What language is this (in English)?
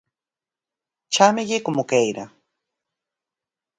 Galician